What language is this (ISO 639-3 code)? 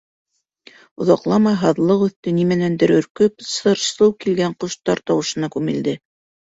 bak